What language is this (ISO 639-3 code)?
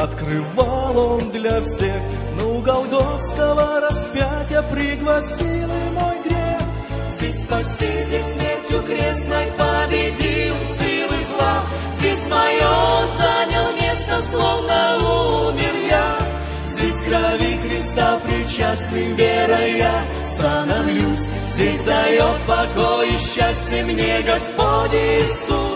rus